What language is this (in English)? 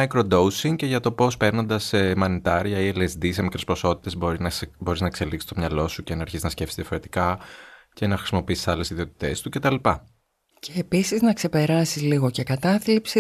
Greek